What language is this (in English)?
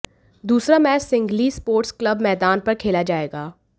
Hindi